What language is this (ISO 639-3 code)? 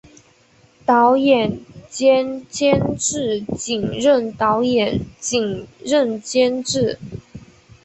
zho